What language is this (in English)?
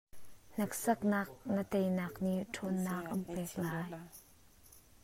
Hakha Chin